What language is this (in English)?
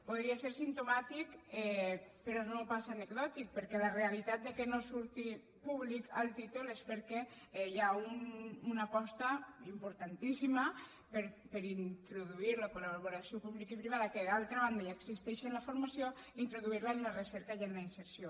Catalan